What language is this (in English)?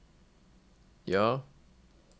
Norwegian